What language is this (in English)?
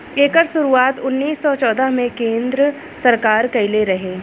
Bhojpuri